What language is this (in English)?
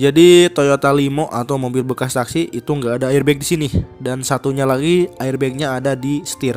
Indonesian